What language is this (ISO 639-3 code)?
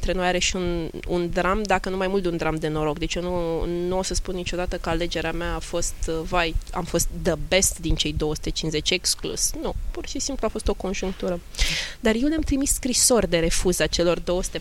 ron